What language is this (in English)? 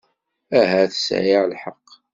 Kabyle